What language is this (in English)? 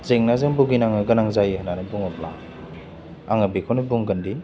Bodo